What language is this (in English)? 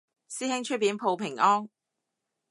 Cantonese